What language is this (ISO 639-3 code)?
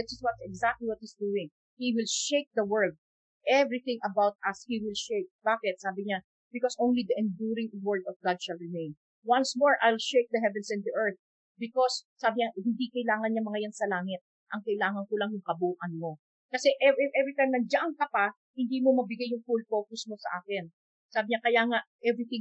fil